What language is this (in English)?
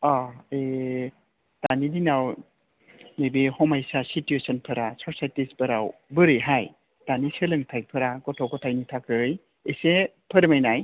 Bodo